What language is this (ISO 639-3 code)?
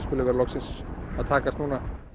isl